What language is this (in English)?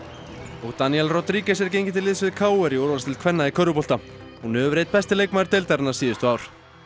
Icelandic